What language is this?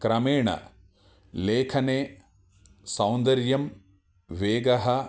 Sanskrit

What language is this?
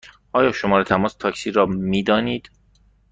Persian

